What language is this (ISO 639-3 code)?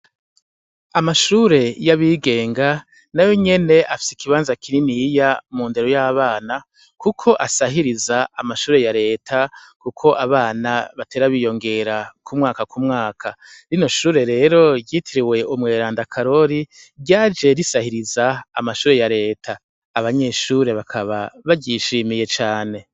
run